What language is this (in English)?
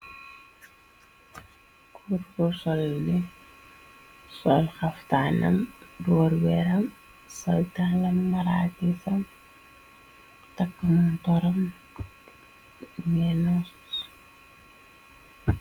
Wolof